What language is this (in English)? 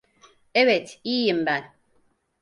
Turkish